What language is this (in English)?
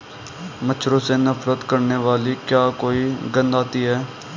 Hindi